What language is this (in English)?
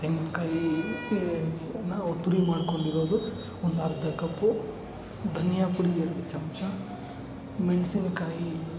Kannada